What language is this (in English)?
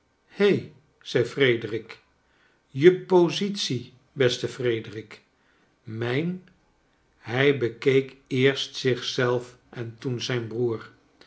Dutch